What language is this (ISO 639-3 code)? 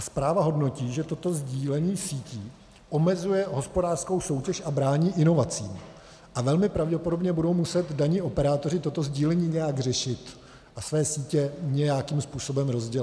ces